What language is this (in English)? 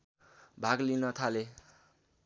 Nepali